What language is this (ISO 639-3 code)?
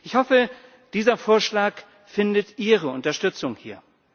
deu